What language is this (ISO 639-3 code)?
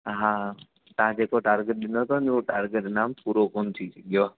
snd